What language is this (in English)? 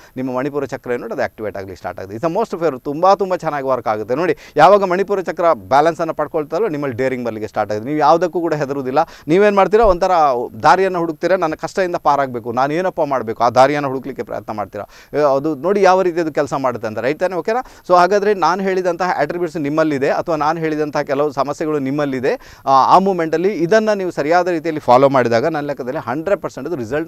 Hindi